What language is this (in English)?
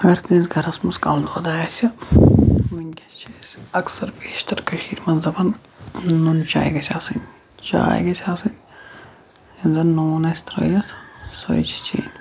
Kashmiri